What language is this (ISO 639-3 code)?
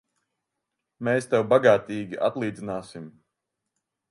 lav